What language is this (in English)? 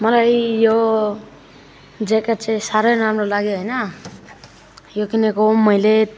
Nepali